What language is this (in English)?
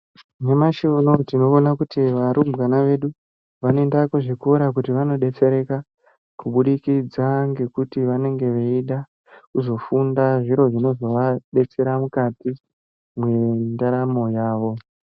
Ndau